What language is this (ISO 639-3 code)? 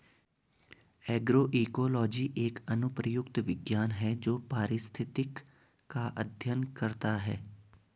hin